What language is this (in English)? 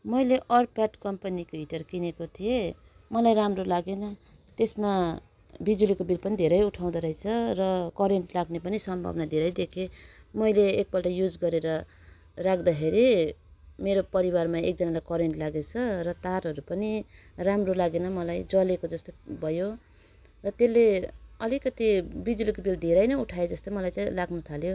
Nepali